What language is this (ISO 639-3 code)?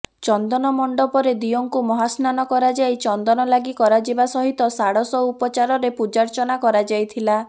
ori